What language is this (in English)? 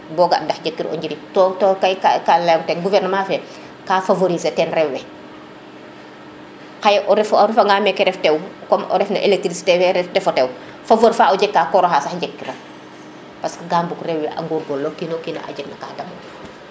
Serer